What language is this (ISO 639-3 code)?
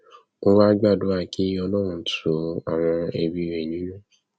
yor